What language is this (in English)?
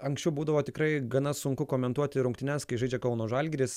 Lithuanian